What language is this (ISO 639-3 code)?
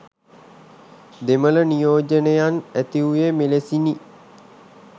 sin